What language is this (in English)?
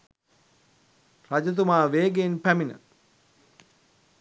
Sinhala